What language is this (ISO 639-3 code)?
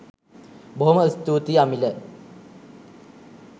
sin